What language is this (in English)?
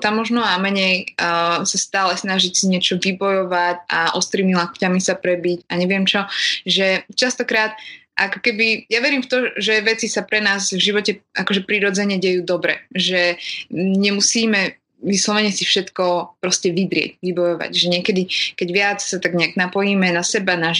Slovak